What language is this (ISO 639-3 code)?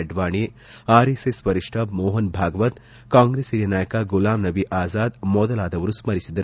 kan